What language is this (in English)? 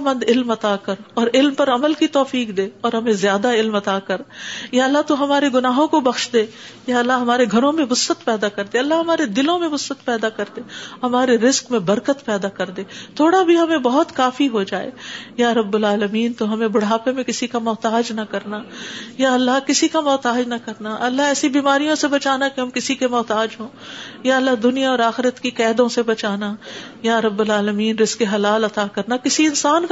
Urdu